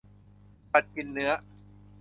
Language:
Thai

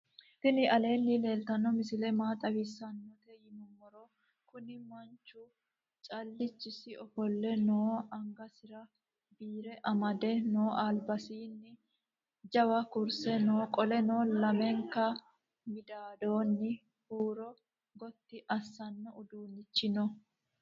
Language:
Sidamo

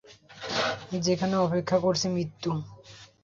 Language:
Bangla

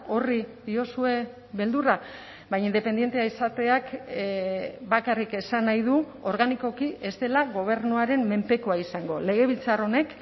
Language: Basque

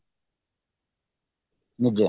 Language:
Odia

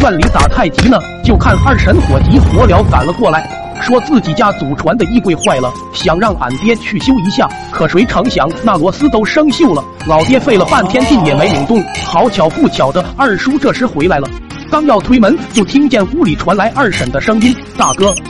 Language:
Chinese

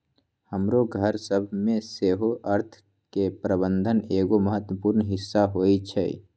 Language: Magahi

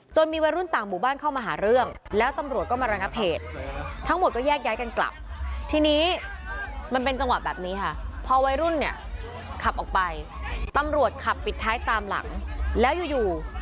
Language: Thai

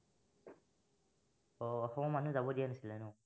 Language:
Assamese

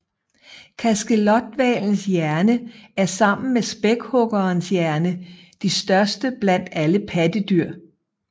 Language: Danish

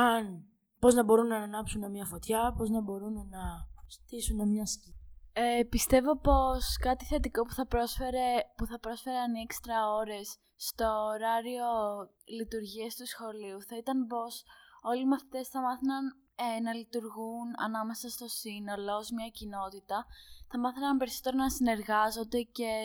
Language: Greek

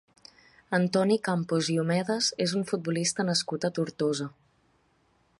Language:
Catalan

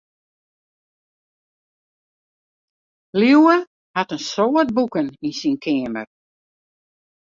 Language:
Western Frisian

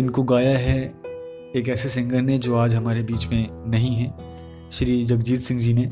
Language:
Hindi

